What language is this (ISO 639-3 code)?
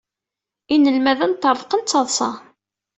kab